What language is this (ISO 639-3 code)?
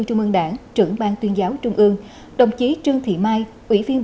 vie